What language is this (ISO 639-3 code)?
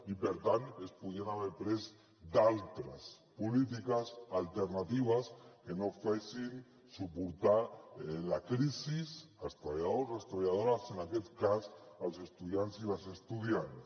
cat